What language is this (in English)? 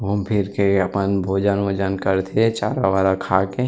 Chhattisgarhi